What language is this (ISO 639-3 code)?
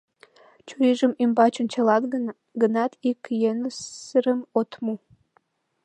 chm